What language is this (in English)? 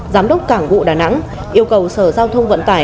Vietnamese